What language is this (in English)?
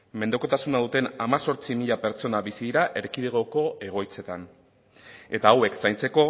Basque